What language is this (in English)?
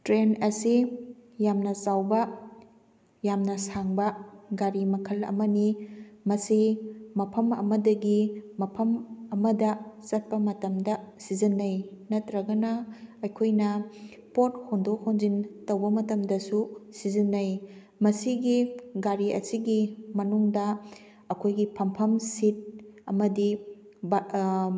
Manipuri